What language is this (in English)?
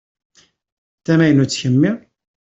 Kabyle